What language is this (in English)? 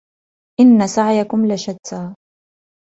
Arabic